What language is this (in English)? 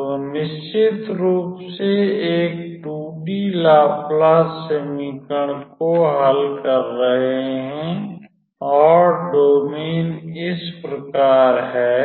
Hindi